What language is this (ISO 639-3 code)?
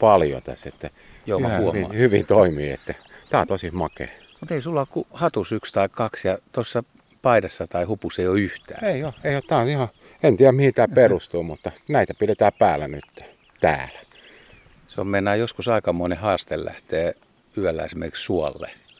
fin